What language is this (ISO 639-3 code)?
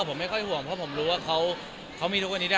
tha